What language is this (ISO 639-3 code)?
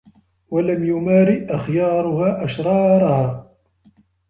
ara